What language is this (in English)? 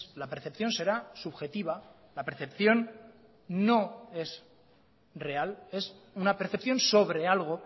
Spanish